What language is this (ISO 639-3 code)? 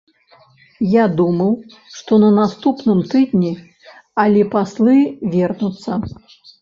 bel